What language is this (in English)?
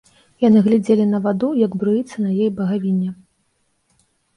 Belarusian